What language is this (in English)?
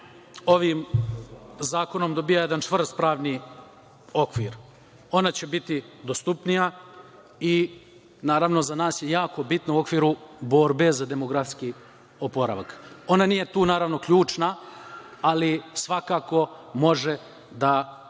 Serbian